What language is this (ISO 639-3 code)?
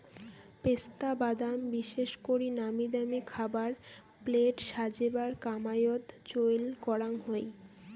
ben